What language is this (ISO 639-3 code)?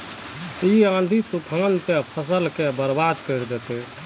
mag